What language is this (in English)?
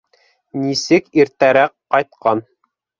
Bashkir